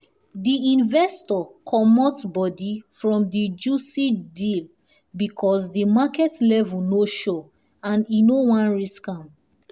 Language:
Nigerian Pidgin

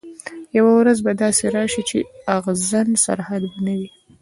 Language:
Pashto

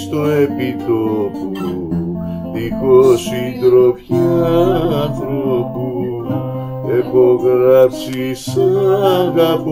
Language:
Greek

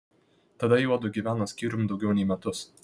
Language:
Lithuanian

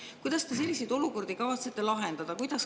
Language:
Estonian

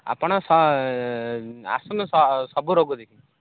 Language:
Odia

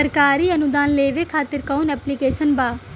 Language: Bhojpuri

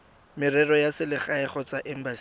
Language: Tswana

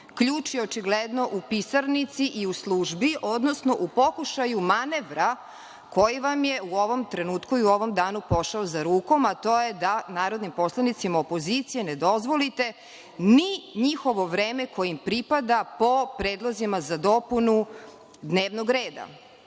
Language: Serbian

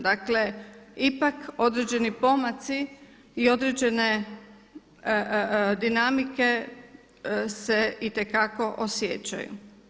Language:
Croatian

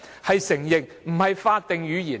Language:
Cantonese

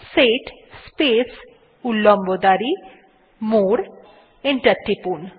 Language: Bangla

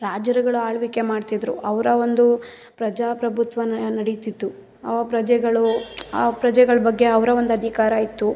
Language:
Kannada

